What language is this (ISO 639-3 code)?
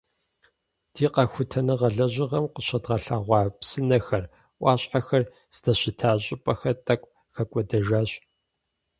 kbd